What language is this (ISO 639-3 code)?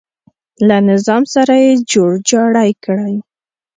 pus